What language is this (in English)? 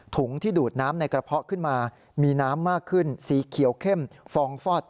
Thai